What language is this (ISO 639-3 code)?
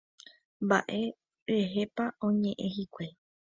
grn